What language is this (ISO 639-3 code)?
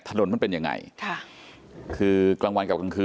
tha